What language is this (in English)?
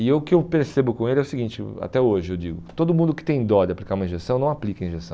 Portuguese